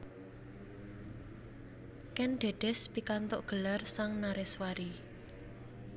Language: Javanese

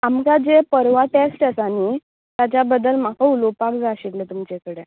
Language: Konkani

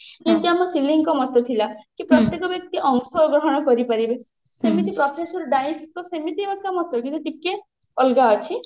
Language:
Odia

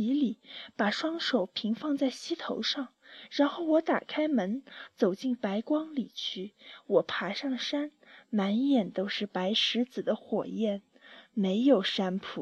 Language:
Chinese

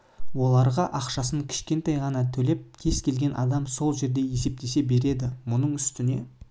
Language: Kazakh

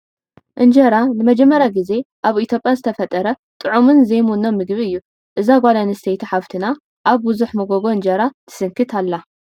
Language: Tigrinya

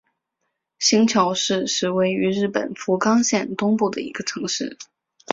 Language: Chinese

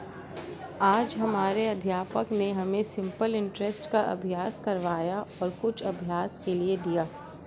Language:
Hindi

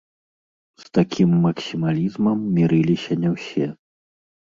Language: Belarusian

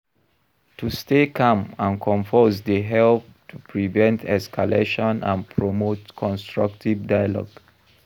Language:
Nigerian Pidgin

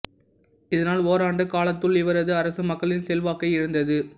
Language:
Tamil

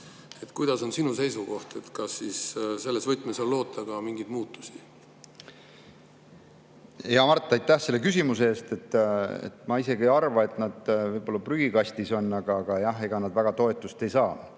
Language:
Estonian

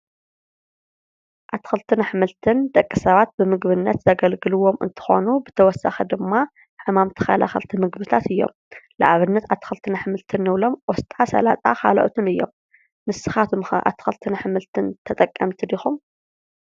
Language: Tigrinya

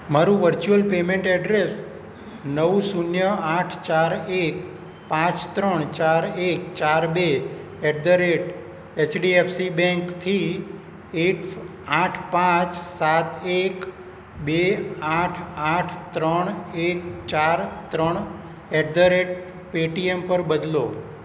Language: Gujarati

